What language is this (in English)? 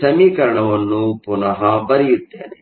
Kannada